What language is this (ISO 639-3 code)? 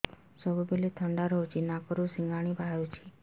ori